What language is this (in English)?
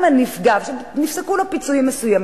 Hebrew